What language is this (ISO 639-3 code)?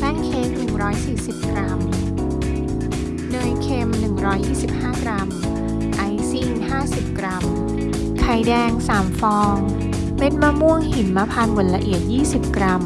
tha